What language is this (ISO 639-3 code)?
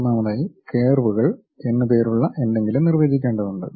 mal